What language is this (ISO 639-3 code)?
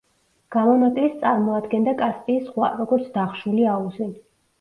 kat